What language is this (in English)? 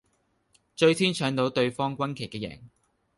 Cantonese